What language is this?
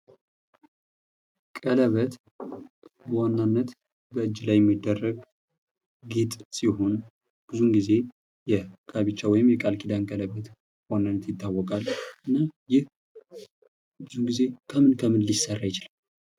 Amharic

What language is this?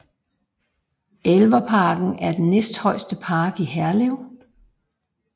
Danish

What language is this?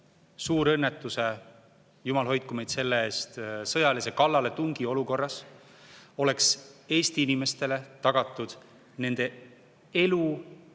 Estonian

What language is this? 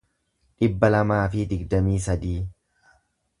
Oromo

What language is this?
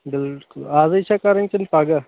Kashmiri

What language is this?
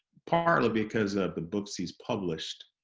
English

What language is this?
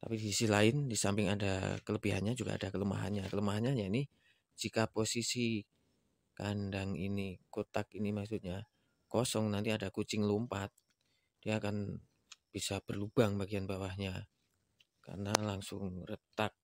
Indonesian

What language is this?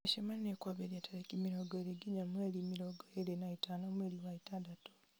Kikuyu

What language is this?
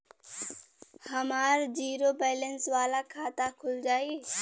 Bhojpuri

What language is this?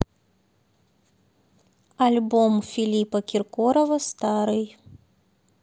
Russian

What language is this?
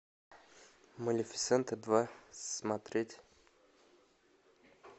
Russian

